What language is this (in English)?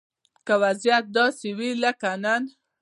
Pashto